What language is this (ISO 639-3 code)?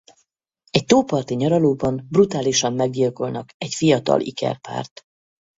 hun